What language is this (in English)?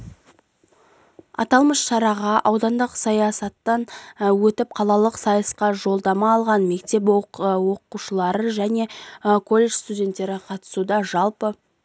Kazakh